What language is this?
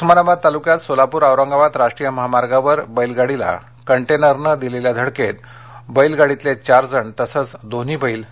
Marathi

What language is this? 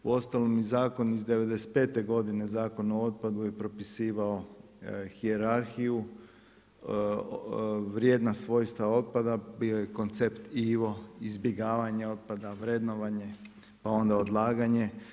Croatian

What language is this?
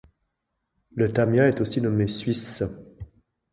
French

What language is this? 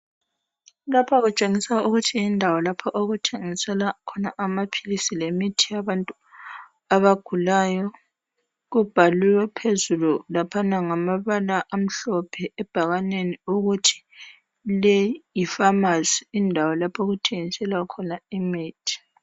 North Ndebele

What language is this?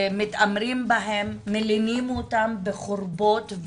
Hebrew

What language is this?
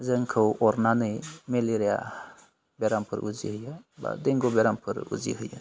Bodo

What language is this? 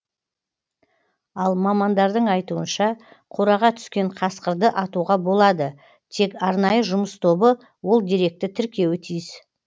Kazakh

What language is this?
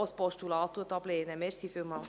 Swiss German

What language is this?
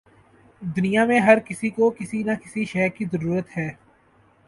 Urdu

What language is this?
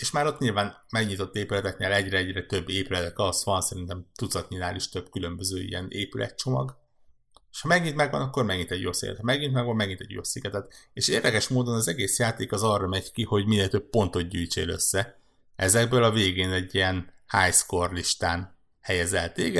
Hungarian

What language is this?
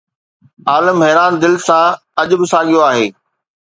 Sindhi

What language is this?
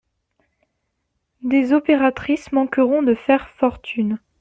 French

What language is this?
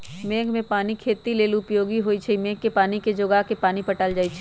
Magahi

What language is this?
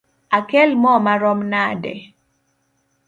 Luo (Kenya and Tanzania)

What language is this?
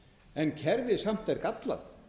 Icelandic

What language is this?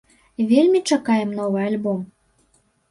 Belarusian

